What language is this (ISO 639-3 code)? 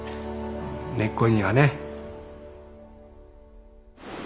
jpn